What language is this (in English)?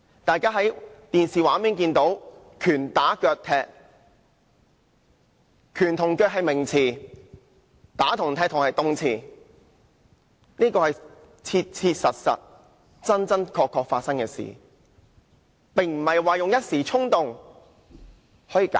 Cantonese